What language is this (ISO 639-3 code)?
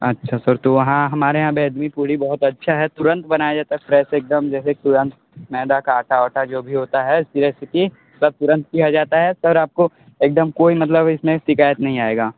hin